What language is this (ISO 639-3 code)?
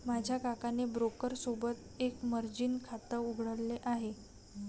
mar